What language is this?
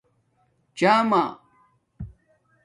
Domaaki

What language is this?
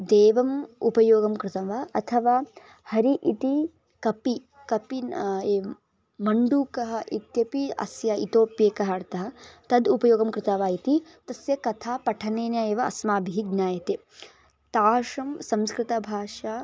Sanskrit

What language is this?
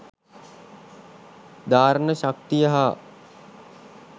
Sinhala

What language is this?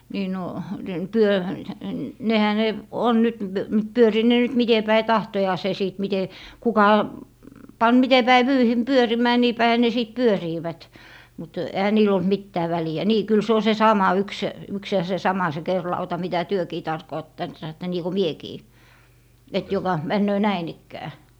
Finnish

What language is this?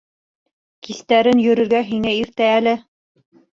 Bashkir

